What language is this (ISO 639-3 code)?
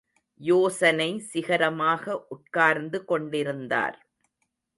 tam